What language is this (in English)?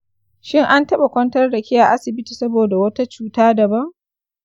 Hausa